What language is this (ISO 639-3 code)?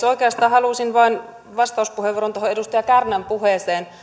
fin